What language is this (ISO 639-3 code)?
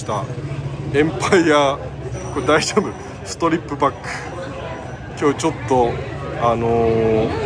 jpn